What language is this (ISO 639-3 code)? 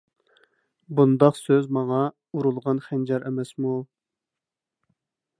uig